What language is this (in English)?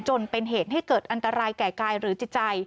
Thai